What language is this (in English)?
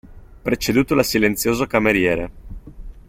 Italian